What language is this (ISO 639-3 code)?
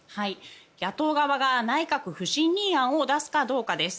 jpn